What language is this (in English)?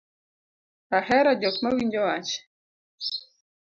Luo (Kenya and Tanzania)